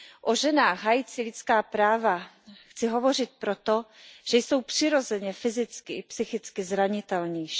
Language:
Czech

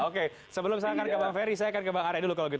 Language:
Indonesian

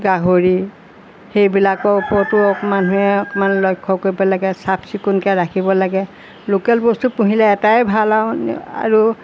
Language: Assamese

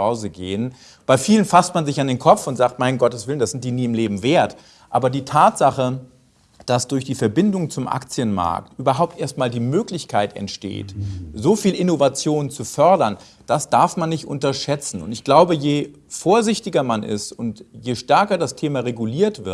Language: German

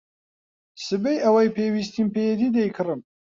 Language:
Central Kurdish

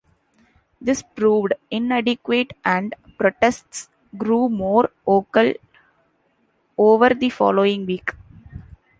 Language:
English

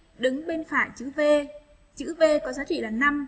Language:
Vietnamese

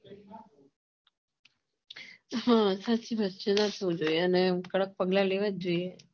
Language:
Gujarati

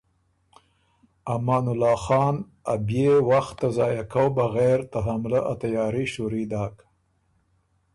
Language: Ormuri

